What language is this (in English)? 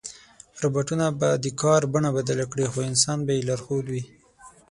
Pashto